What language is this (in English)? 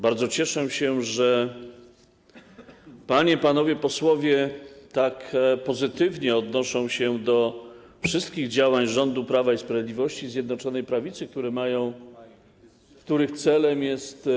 Polish